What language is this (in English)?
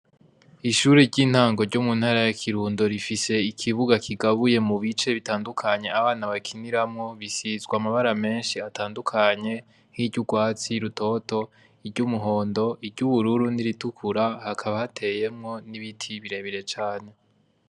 Rundi